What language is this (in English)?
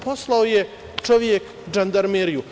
Serbian